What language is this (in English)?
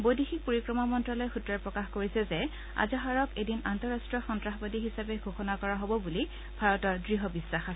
Assamese